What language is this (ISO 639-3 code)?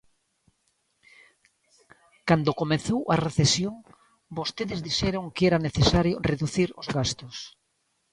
glg